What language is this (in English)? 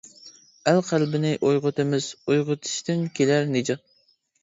Uyghur